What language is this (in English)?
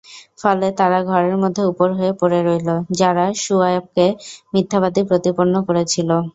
Bangla